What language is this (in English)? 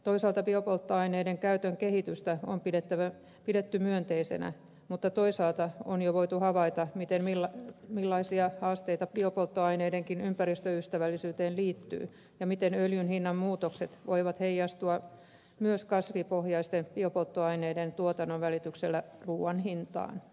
Finnish